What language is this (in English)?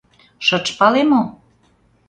Mari